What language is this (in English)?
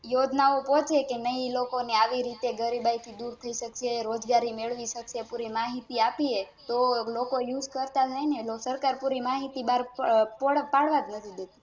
Gujarati